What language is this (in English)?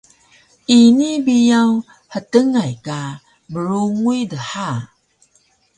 Taroko